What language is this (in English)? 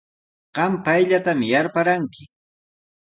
Sihuas Ancash Quechua